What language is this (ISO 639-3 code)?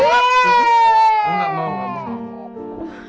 ind